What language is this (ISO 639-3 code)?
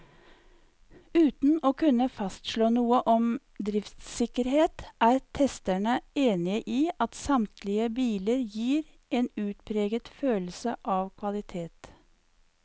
nor